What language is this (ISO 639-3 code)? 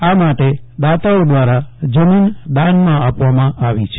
guj